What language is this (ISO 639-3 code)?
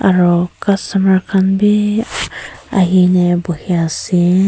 nag